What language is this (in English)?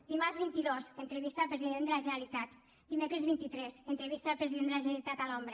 Catalan